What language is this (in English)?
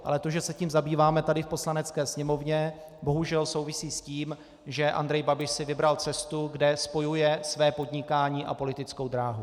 Czech